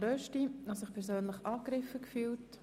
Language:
Swiss German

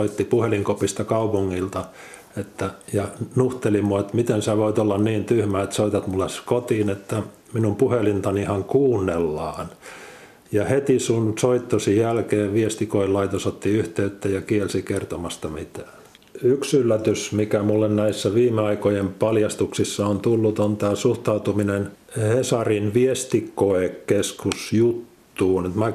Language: Finnish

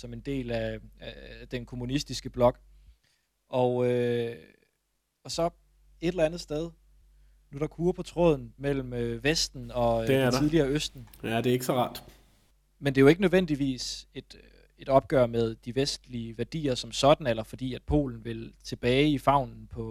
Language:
Danish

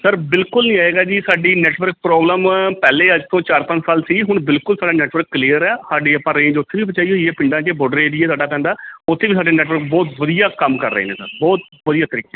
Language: Punjabi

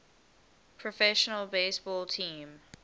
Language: English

